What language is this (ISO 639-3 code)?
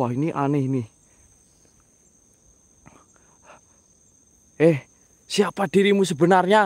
ind